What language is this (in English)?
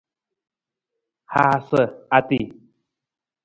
Nawdm